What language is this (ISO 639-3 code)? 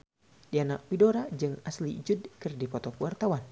sun